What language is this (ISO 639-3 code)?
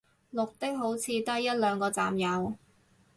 yue